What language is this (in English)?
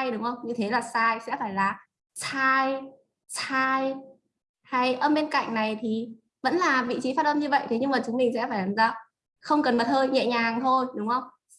Vietnamese